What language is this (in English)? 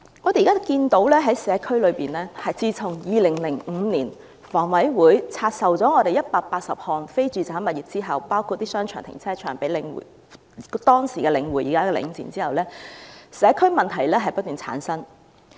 Cantonese